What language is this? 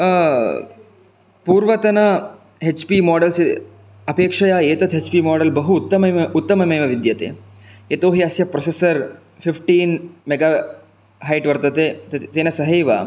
Sanskrit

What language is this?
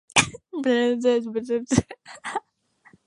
Yoruba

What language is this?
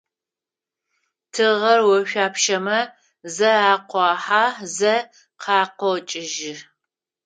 Adyghe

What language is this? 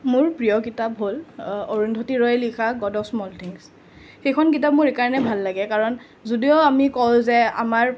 Assamese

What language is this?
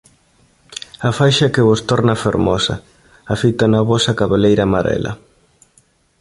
Galician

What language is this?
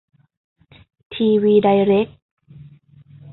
Thai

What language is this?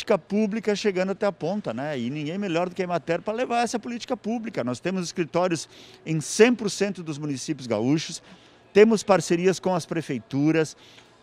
Portuguese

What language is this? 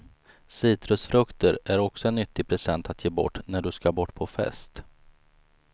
Swedish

